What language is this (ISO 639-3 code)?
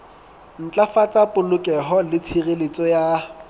sot